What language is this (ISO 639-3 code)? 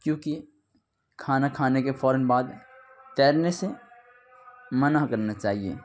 urd